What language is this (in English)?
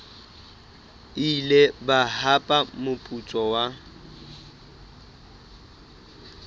Southern Sotho